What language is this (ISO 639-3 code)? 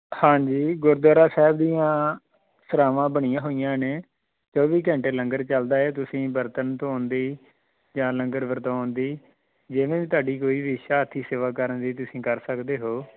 pan